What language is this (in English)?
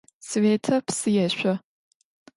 Adyghe